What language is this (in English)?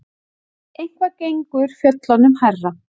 Icelandic